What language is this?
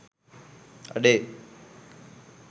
Sinhala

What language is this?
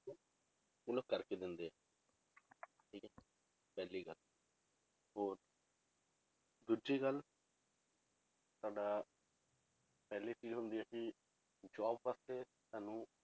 Punjabi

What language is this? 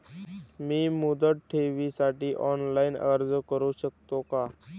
Marathi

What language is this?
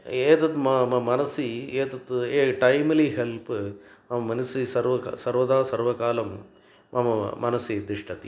Sanskrit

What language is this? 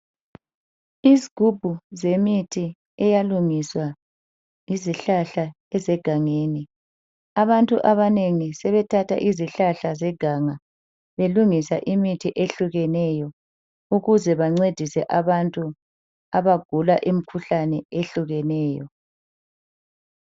North Ndebele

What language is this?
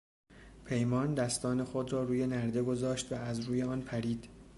Persian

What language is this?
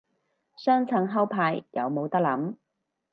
Cantonese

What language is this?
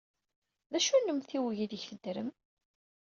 Kabyle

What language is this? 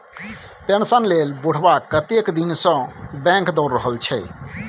Maithili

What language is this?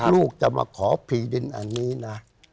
Thai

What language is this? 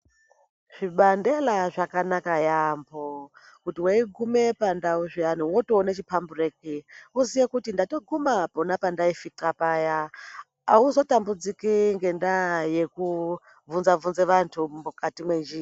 Ndau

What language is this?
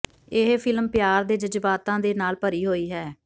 Punjabi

